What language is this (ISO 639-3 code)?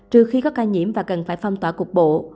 vie